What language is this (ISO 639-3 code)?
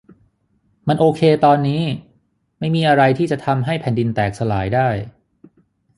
tha